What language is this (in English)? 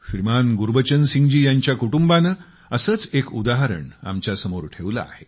Marathi